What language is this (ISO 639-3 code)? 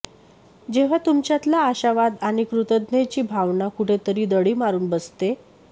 mar